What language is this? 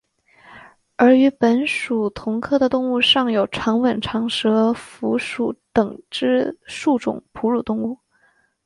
Chinese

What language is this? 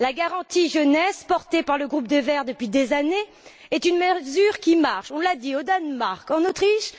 French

